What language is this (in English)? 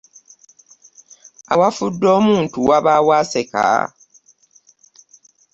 Ganda